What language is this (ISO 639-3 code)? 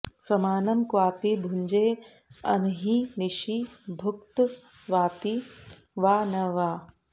san